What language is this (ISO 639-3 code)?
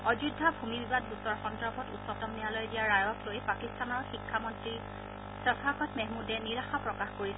asm